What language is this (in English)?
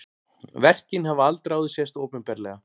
Icelandic